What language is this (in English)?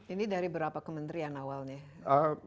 Indonesian